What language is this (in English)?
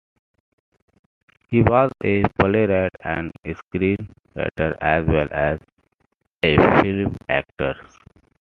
English